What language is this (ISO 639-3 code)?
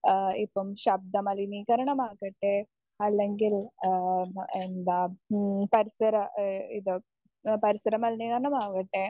mal